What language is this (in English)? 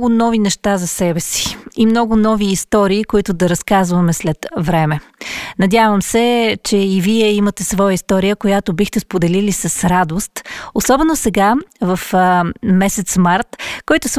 Bulgarian